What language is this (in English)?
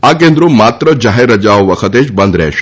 Gujarati